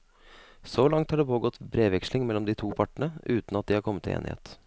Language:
Norwegian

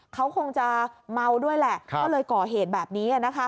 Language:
Thai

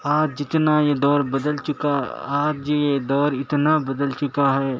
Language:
Urdu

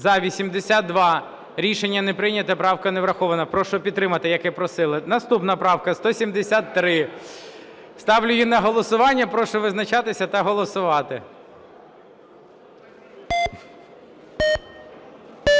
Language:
Ukrainian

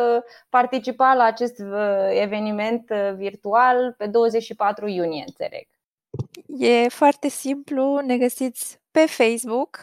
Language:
Romanian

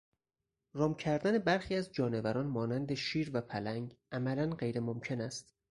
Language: Persian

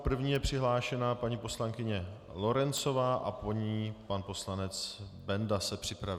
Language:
Czech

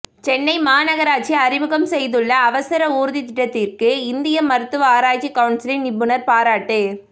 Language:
Tamil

